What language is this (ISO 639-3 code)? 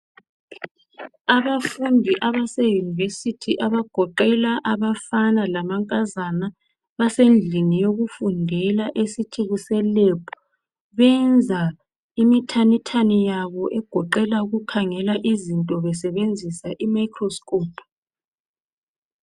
nde